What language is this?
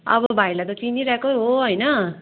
Nepali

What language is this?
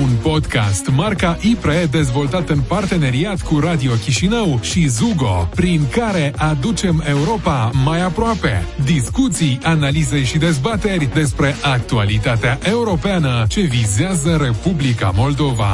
Romanian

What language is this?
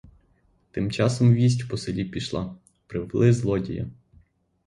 Ukrainian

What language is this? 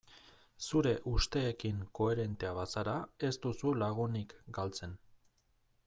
Basque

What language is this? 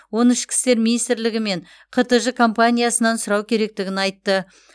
Kazakh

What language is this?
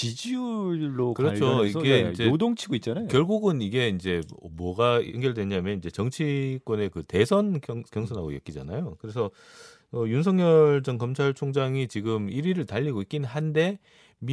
Korean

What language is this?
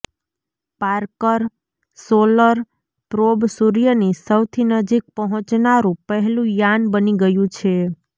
Gujarati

